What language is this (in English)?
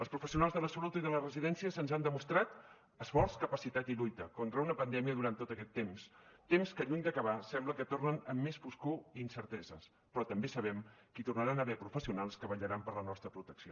Catalan